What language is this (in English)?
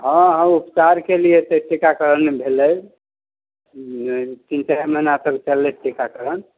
Maithili